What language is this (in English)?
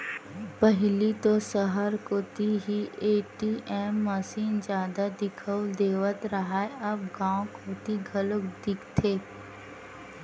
Chhattisgarhi